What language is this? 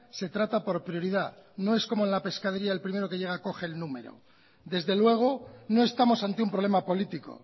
Spanish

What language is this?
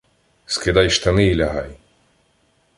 Ukrainian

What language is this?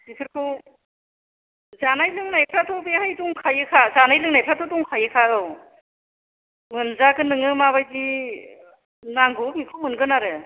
Bodo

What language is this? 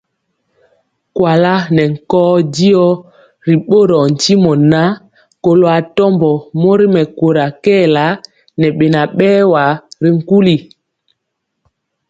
Mpiemo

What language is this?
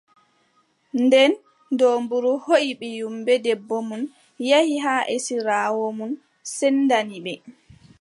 Adamawa Fulfulde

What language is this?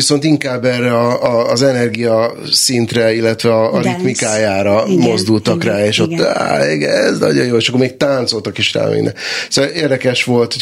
Hungarian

